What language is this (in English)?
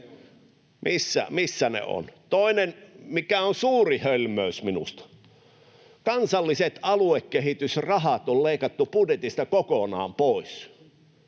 Finnish